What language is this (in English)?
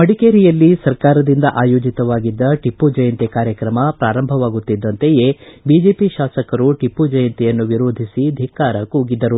Kannada